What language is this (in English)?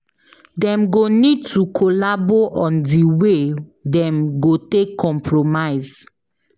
Nigerian Pidgin